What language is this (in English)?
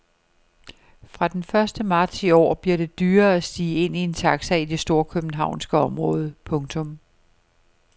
Danish